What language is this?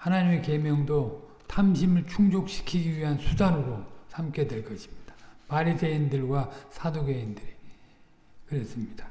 Korean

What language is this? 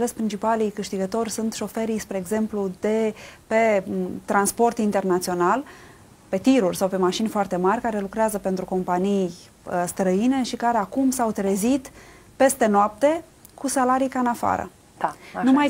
Romanian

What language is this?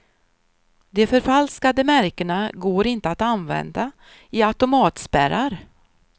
Swedish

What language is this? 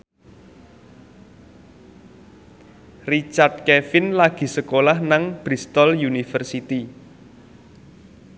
Javanese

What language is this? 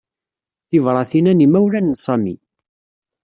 Kabyle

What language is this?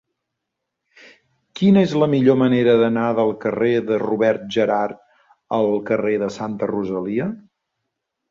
Catalan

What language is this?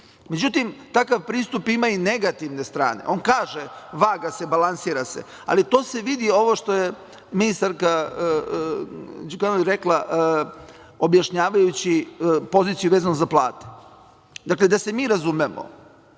Serbian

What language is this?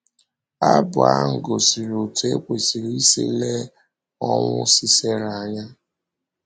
Igbo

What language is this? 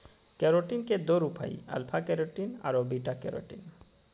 Magahi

